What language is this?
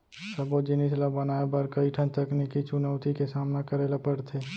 Chhattisgarhi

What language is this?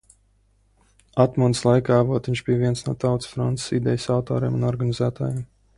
Latvian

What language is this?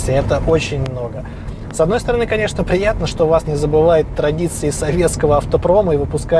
Russian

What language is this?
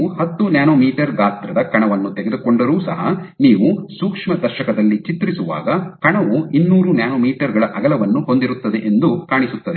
Kannada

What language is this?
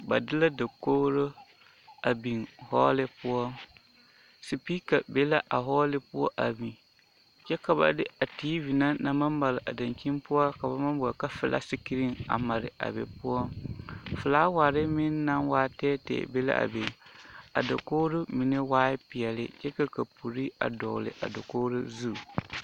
Southern Dagaare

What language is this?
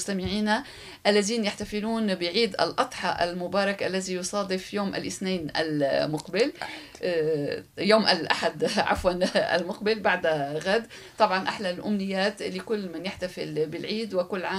Arabic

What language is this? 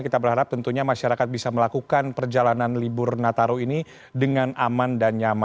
Indonesian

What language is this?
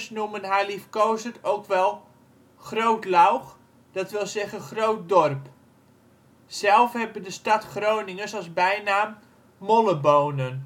Dutch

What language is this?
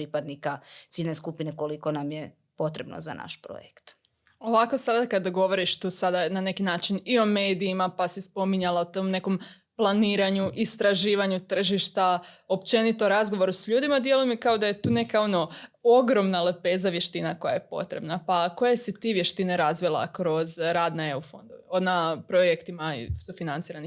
Croatian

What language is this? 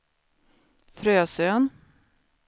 Swedish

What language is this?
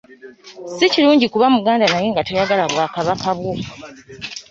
Ganda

